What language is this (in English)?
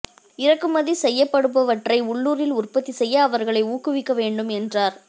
Tamil